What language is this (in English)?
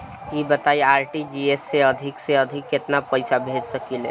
Bhojpuri